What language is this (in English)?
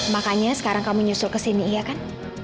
Indonesian